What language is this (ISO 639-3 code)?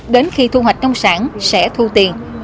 vie